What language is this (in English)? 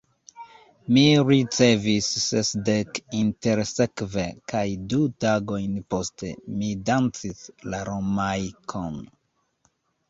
Esperanto